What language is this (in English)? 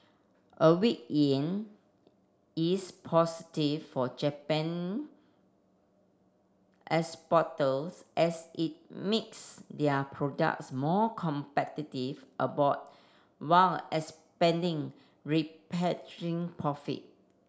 English